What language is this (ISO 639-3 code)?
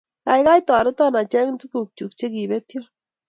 kln